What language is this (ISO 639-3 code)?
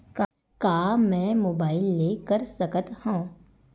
hne